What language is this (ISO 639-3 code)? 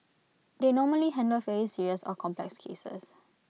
eng